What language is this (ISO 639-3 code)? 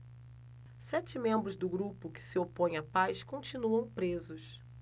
por